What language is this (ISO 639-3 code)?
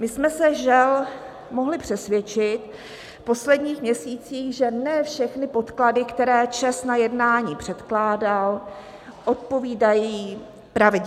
ces